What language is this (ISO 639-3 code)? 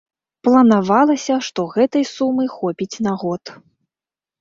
bel